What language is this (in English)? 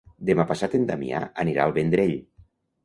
Catalan